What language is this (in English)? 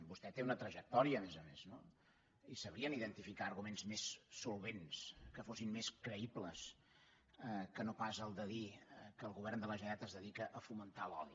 Catalan